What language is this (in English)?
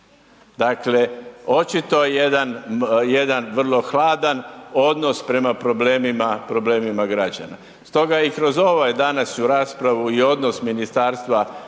Croatian